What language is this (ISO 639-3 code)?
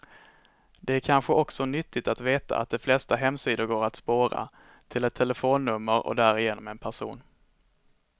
swe